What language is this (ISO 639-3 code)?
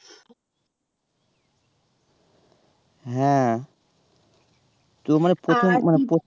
ben